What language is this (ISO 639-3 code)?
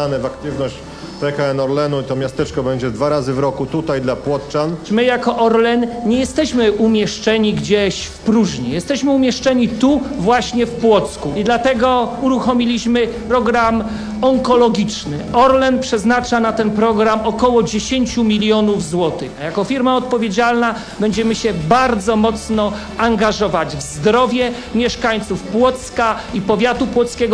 pol